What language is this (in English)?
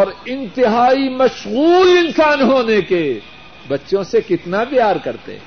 Urdu